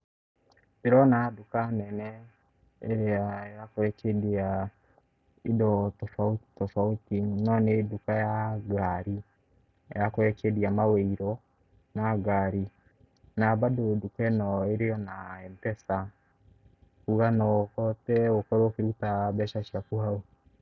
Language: Kikuyu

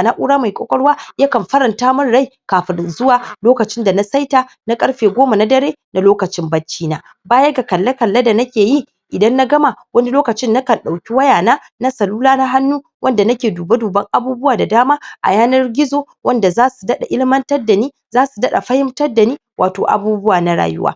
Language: Hausa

